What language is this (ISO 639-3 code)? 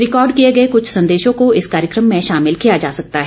hin